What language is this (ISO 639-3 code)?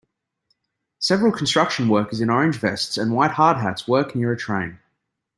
eng